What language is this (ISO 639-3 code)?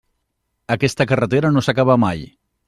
cat